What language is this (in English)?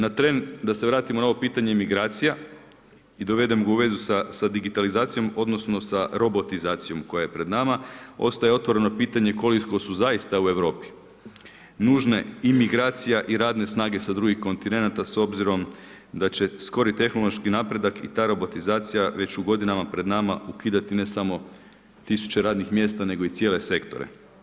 Croatian